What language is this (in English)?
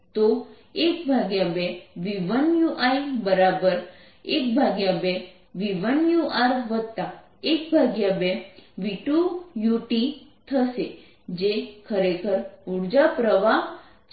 Gujarati